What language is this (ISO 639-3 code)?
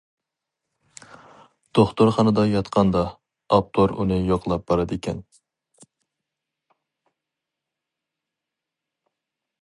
uig